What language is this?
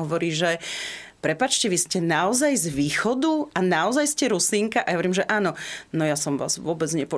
Slovak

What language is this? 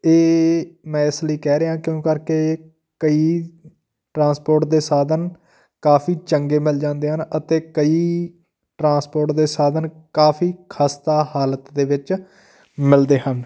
Punjabi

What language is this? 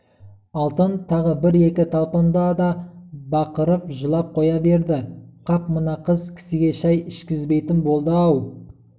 Kazakh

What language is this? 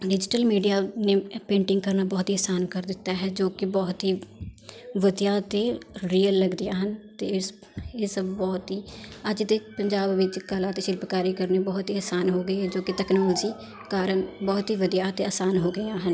Punjabi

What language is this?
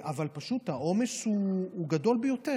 Hebrew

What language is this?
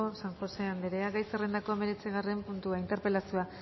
Basque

